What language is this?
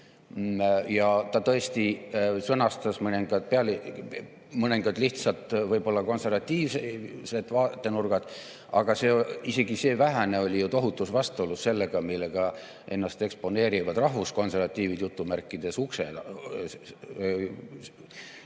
Estonian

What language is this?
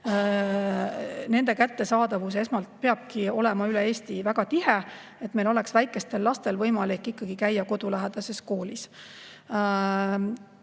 Estonian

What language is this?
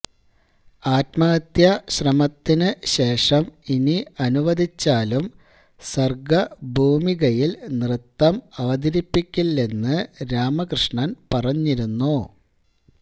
Malayalam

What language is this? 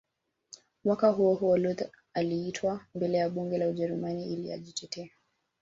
Swahili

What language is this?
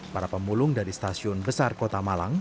Indonesian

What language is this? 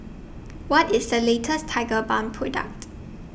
English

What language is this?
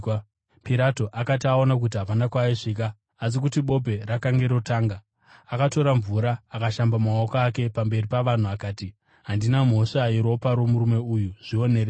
Shona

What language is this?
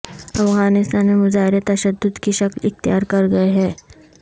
Urdu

